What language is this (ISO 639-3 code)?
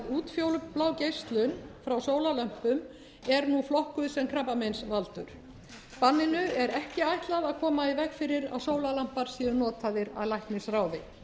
isl